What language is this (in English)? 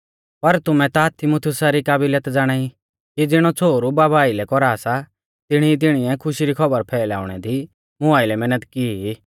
Mahasu Pahari